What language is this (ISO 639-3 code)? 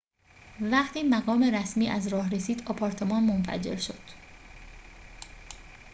fas